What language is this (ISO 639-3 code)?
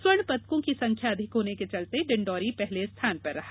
hin